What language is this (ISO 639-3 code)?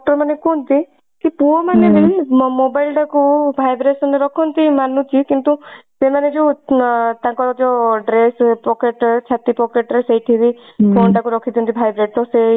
ori